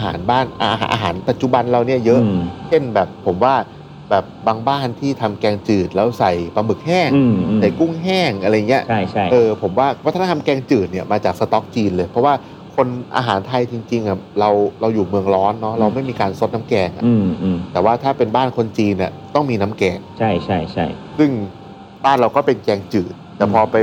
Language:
Thai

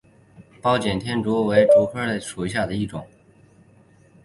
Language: Chinese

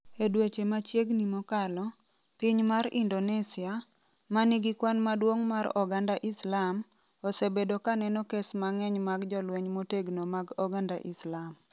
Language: Luo (Kenya and Tanzania)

